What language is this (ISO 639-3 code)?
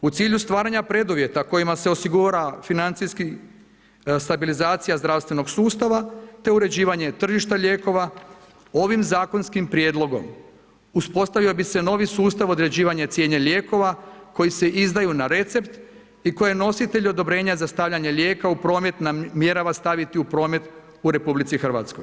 hrv